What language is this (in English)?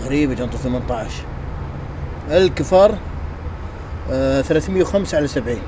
Arabic